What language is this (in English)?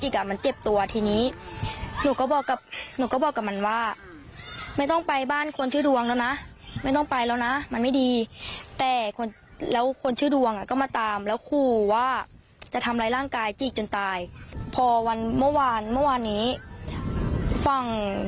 Thai